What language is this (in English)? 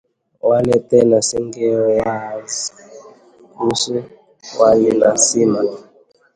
Swahili